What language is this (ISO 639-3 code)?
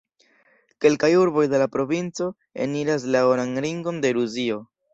epo